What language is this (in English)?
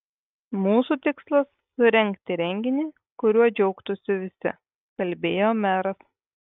Lithuanian